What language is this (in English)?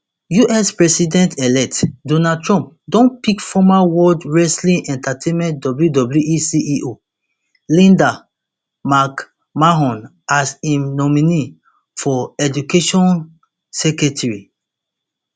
Nigerian Pidgin